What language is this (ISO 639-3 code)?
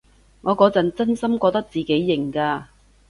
yue